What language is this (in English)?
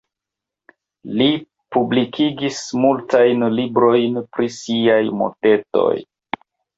Esperanto